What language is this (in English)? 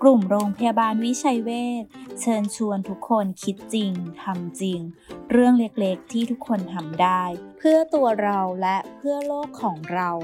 Thai